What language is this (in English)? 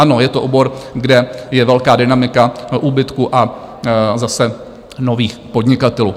Czech